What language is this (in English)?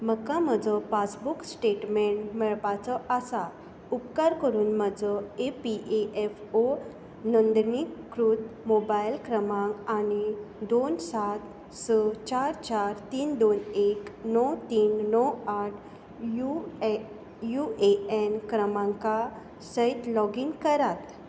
Konkani